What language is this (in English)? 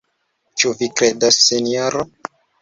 Esperanto